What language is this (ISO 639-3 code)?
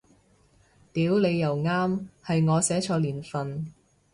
yue